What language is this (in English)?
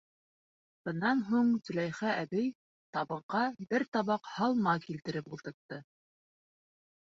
Bashkir